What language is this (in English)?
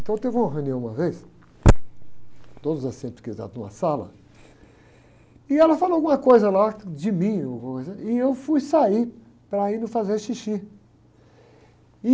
Portuguese